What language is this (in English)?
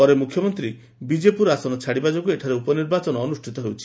Odia